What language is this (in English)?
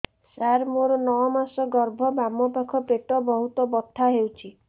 Odia